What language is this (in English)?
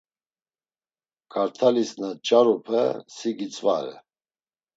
Laz